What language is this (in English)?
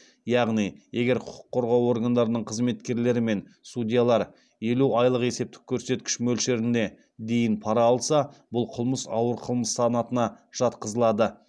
Kazakh